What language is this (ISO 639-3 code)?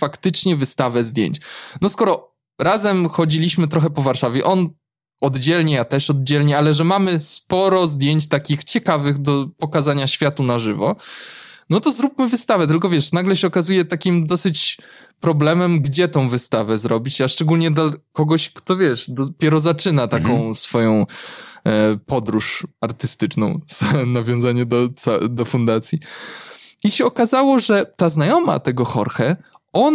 pol